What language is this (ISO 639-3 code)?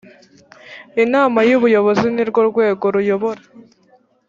kin